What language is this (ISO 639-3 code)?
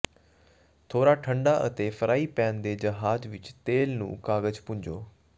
pan